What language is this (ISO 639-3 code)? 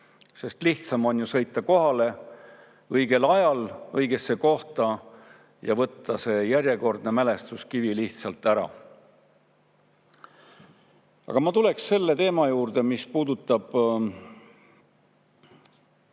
est